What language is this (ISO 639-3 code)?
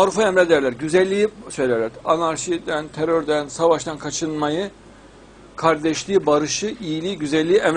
tur